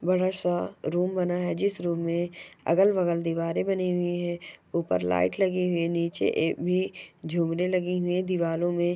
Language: Magahi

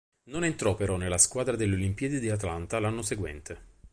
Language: Italian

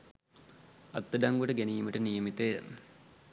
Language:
Sinhala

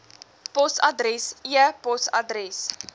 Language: Afrikaans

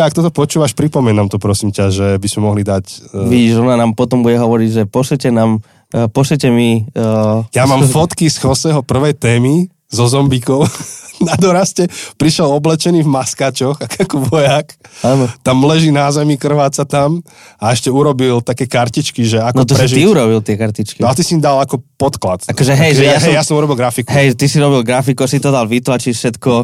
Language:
Slovak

